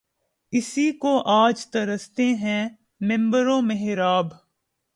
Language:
Urdu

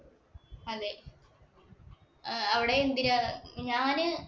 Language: Malayalam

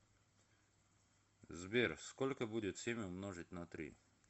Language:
Russian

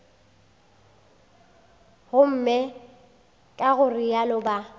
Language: Northern Sotho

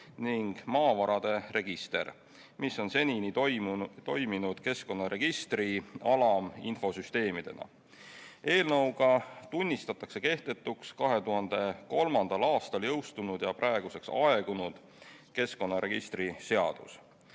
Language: Estonian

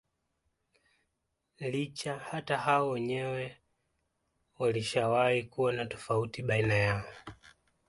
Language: Swahili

